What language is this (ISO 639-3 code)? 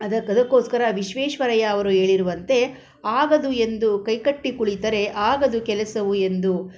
kan